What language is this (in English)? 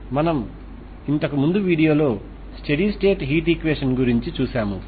Telugu